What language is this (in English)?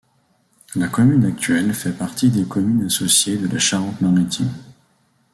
French